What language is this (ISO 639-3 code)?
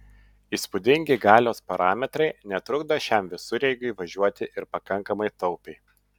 lit